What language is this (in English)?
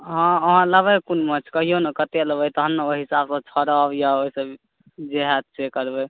Maithili